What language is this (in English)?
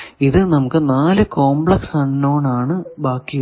Malayalam